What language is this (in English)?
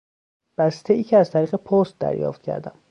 Persian